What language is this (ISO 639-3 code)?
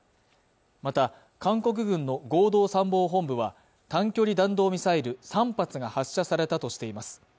jpn